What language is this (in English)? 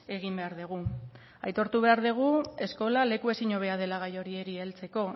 Basque